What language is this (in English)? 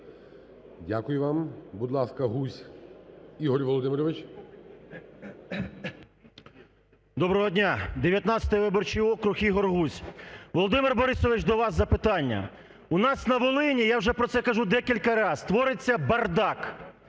Ukrainian